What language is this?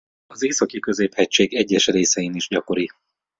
Hungarian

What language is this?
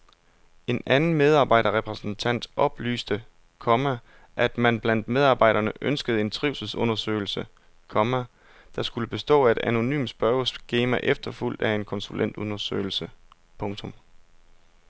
Danish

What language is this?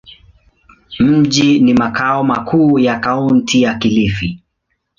Swahili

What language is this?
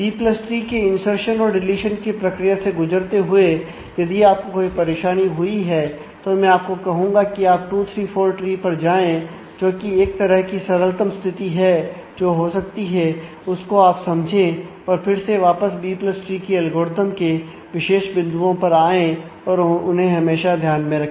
Hindi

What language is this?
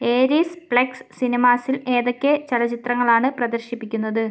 Malayalam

